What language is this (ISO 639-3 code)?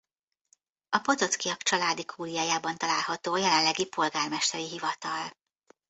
hun